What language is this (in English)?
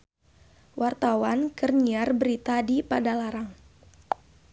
Sundanese